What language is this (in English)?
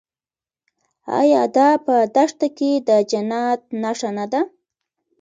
Pashto